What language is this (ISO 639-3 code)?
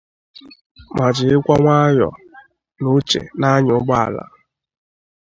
ibo